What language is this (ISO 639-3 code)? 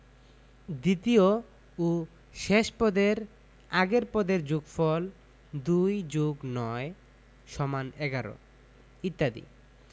ben